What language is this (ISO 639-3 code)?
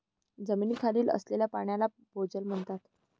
mar